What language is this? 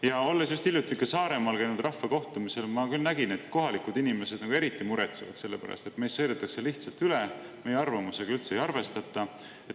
Estonian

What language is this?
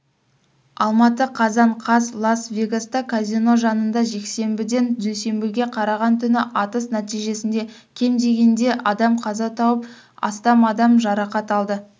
Kazakh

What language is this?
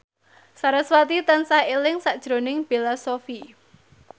Javanese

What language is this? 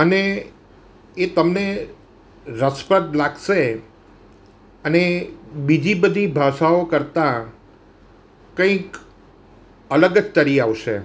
Gujarati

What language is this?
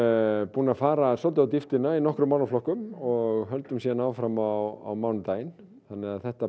Icelandic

